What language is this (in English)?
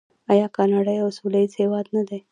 Pashto